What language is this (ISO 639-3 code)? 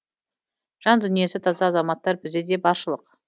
kaz